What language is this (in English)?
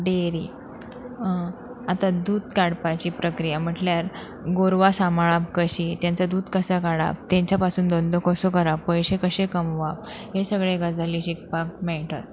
Konkani